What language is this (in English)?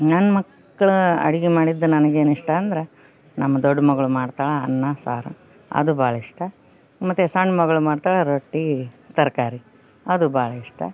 Kannada